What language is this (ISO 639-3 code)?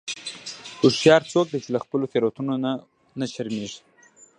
pus